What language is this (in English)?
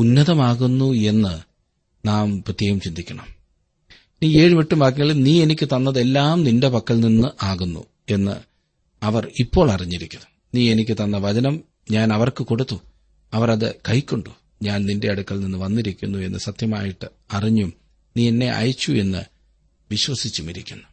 Malayalam